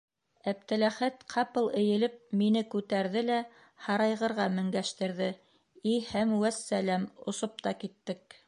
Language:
Bashkir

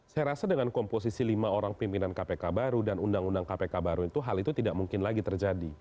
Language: Indonesian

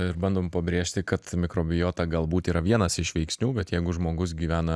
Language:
Lithuanian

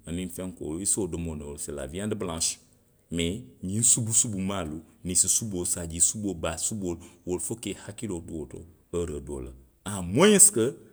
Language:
Western Maninkakan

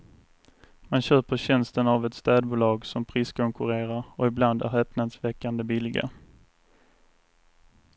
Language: Swedish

